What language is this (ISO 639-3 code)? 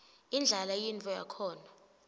ssw